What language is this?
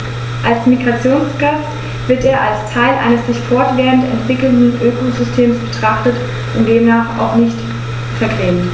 German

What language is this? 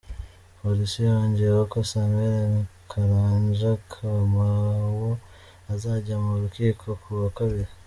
Kinyarwanda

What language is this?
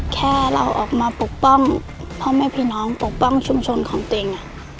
Thai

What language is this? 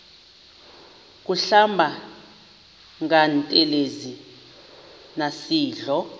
Xhosa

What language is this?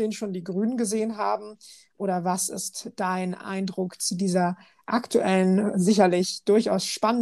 German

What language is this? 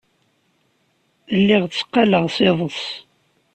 Kabyle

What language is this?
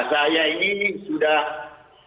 Indonesian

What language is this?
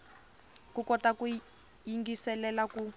Tsonga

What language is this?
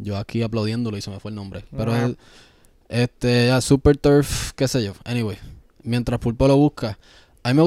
Spanish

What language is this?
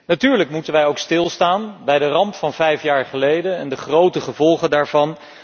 Dutch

